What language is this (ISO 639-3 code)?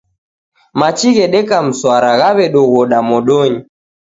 dav